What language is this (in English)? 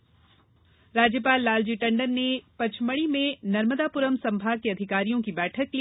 Hindi